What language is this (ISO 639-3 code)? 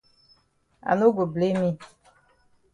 wes